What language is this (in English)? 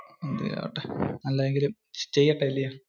Malayalam